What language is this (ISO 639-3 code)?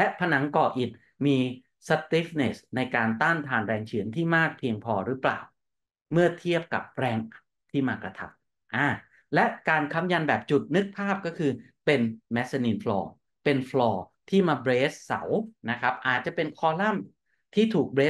tha